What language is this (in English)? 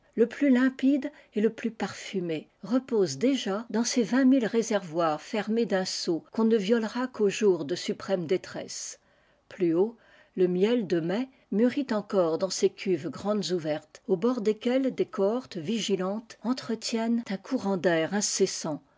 French